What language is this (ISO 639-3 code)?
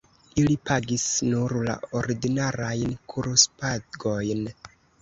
epo